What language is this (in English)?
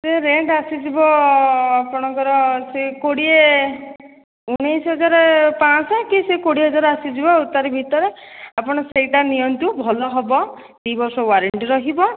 Odia